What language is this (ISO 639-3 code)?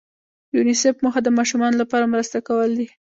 pus